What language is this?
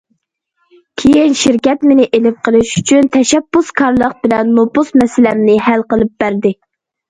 Uyghur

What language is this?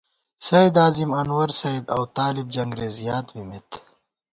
Gawar-Bati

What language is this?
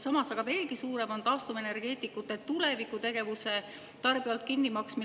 Estonian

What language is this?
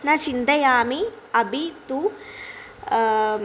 Sanskrit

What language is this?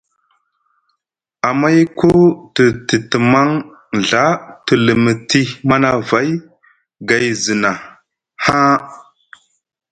Musgu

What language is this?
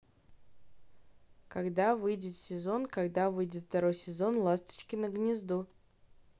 Russian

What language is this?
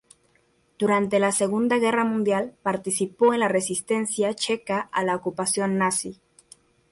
Spanish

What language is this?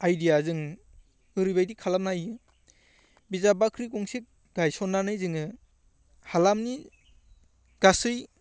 Bodo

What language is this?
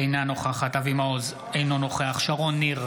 Hebrew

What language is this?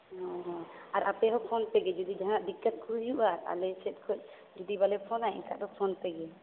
Santali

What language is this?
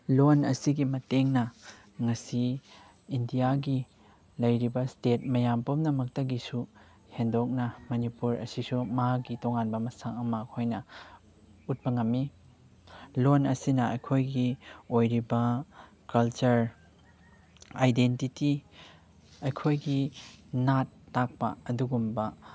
Manipuri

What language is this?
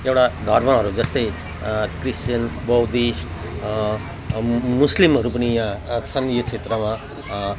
Nepali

